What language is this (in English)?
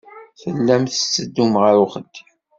Kabyle